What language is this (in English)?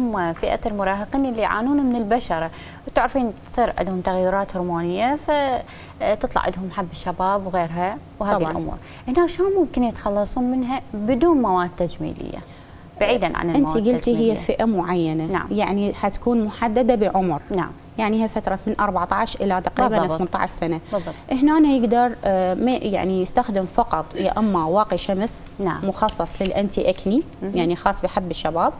Arabic